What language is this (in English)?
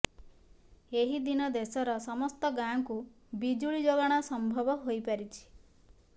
Odia